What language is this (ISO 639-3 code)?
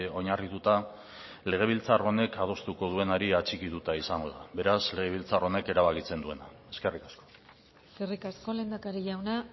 eus